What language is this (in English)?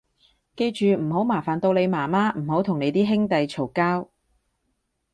Cantonese